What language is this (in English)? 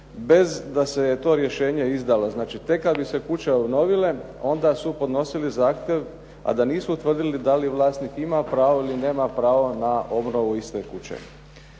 Croatian